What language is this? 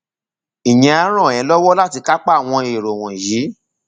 Yoruba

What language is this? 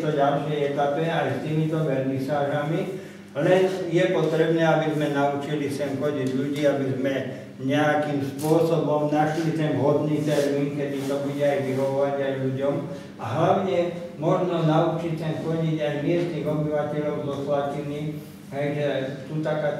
Slovak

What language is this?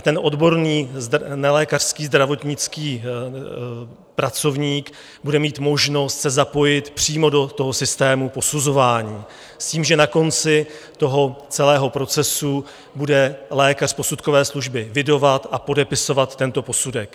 Czech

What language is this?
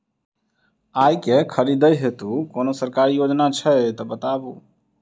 Maithili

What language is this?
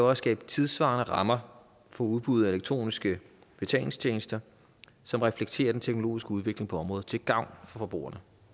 Danish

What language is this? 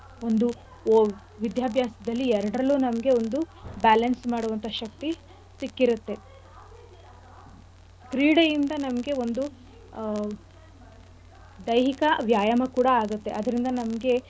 Kannada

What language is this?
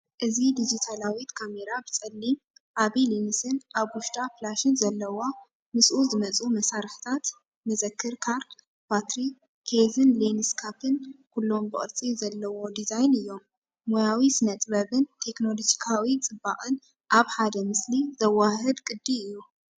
Tigrinya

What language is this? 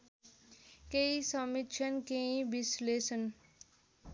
Nepali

